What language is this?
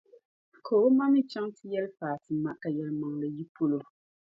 Dagbani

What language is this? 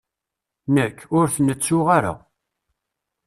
Kabyle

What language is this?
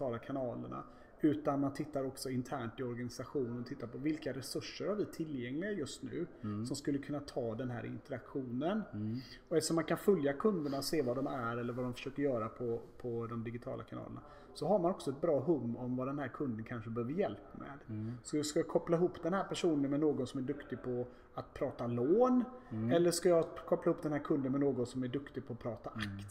Swedish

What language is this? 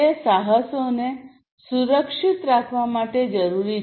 Gujarati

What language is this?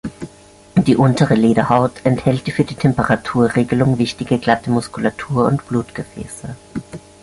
German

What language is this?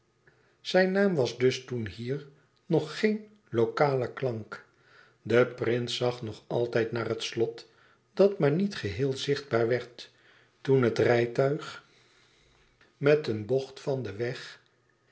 Dutch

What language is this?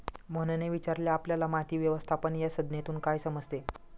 Marathi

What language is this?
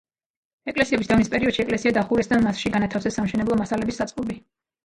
Georgian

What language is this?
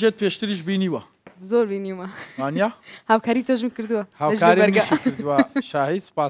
Turkish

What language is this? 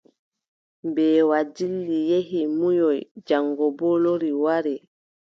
Adamawa Fulfulde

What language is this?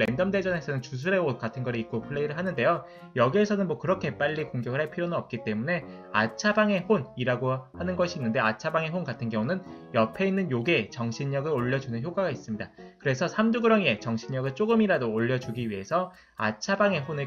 Korean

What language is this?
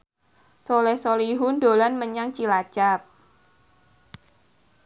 Javanese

